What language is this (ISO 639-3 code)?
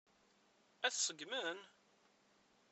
kab